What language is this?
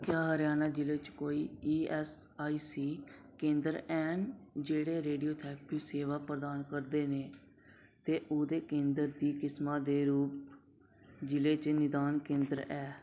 Dogri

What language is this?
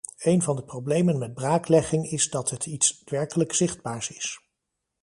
Dutch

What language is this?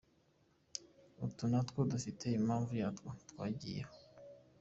Kinyarwanda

